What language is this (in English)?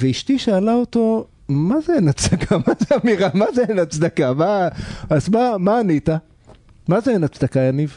Hebrew